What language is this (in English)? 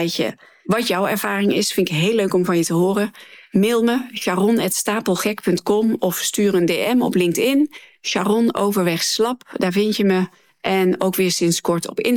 Dutch